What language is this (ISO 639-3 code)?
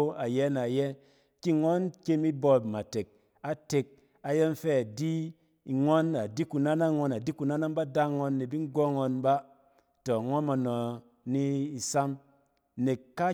cen